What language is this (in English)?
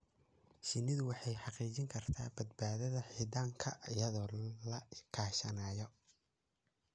Somali